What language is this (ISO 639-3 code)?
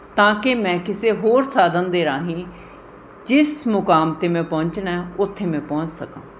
pan